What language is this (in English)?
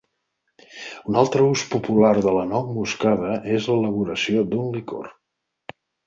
Catalan